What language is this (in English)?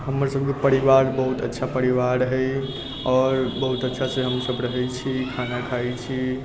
Maithili